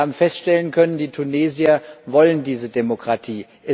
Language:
German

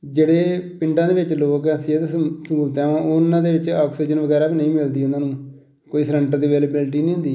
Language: Punjabi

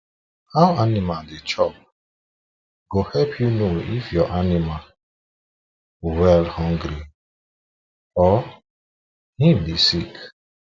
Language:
Nigerian Pidgin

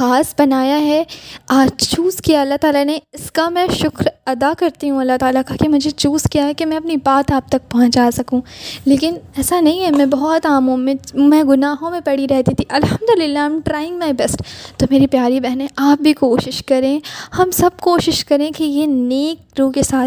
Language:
Urdu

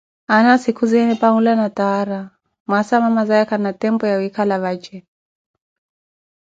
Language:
Koti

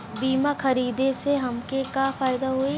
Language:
Bhojpuri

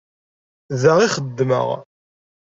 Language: Kabyle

